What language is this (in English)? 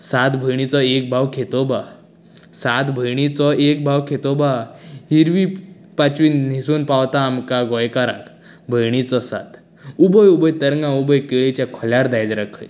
Konkani